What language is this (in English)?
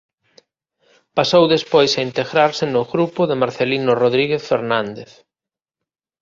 Galician